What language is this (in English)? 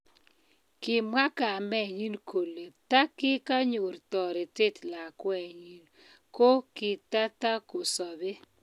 Kalenjin